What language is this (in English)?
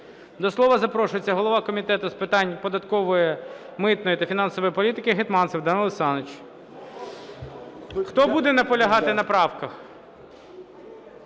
Ukrainian